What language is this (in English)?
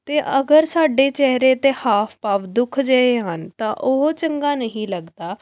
Punjabi